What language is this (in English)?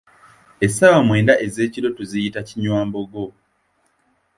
Ganda